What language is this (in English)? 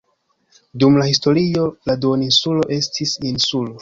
Esperanto